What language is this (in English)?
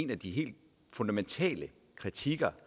Danish